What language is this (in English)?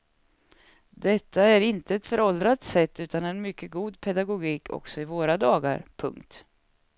Swedish